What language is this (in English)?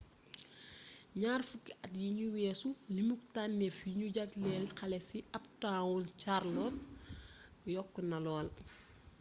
Wolof